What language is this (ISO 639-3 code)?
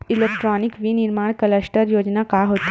hne